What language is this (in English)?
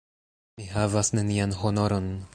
Esperanto